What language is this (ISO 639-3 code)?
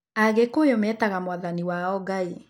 kik